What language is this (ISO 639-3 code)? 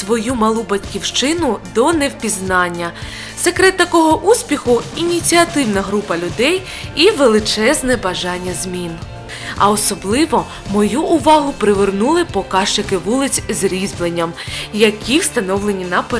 ukr